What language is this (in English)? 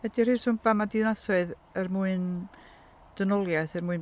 Welsh